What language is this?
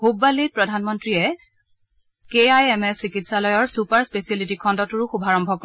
Assamese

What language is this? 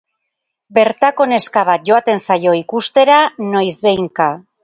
Basque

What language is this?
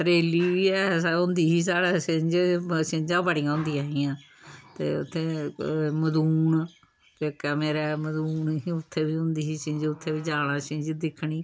Dogri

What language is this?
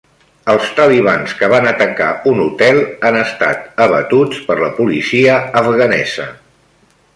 Catalan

